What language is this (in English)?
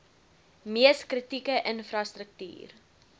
Afrikaans